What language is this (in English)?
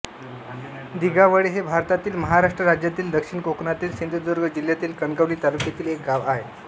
Marathi